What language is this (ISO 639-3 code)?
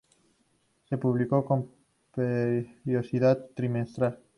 spa